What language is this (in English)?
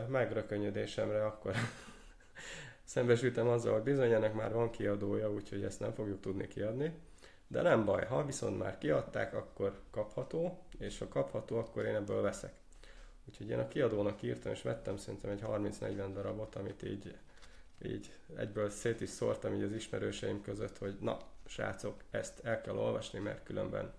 Hungarian